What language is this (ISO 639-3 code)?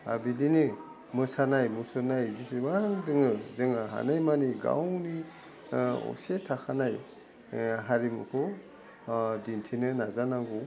brx